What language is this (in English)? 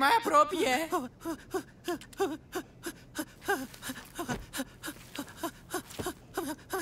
Romanian